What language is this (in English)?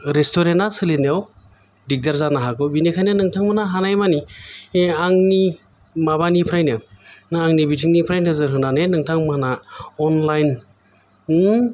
Bodo